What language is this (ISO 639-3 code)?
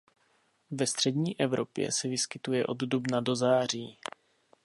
ces